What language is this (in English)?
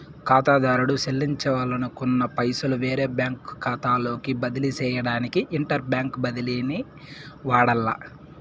Telugu